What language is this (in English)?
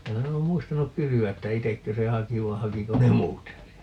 Finnish